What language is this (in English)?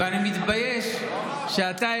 Hebrew